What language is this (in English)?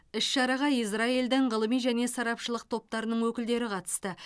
Kazakh